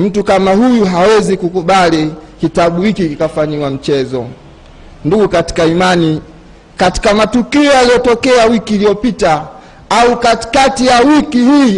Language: Swahili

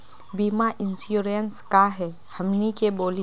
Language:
Magahi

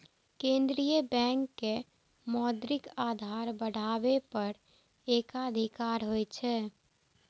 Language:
Maithili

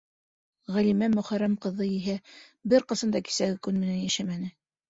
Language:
Bashkir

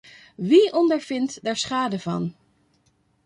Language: Dutch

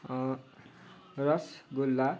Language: Nepali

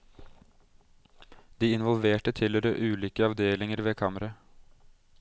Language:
Norwegian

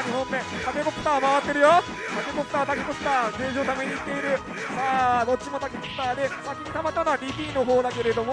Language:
Japanese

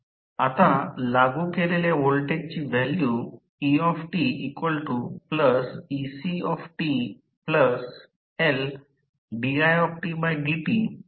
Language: Marathi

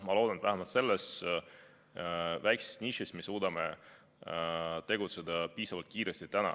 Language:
Estonian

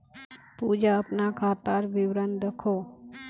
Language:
Magahi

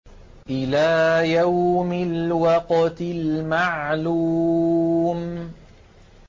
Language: Arabic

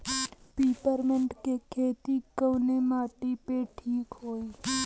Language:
Bhojpuri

